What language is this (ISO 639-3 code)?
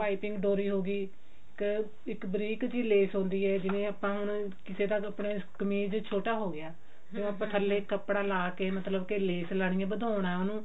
pan